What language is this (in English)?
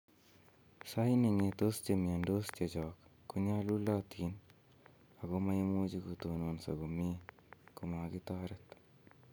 Kalenjin